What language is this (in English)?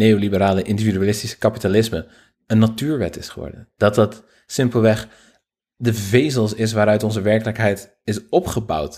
Dutch